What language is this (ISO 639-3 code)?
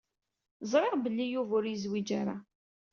kab